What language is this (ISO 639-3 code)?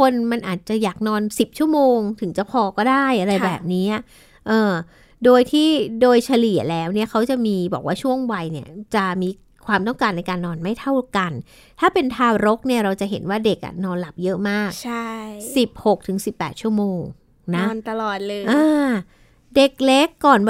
tha